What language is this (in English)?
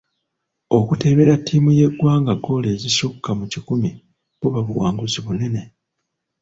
Ganda